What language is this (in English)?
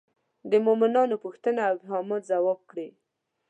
Pashto